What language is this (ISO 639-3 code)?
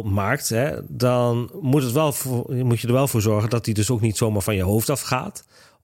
nld